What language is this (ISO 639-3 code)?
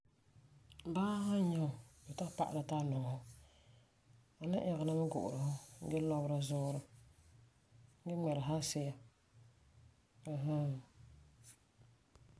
gur